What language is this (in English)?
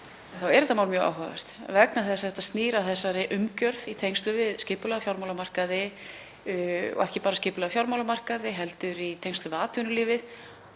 Icelandic